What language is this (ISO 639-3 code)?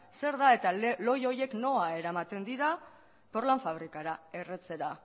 eus